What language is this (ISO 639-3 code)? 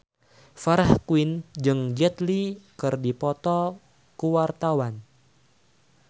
sun